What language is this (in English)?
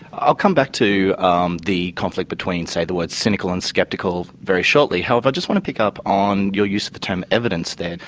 English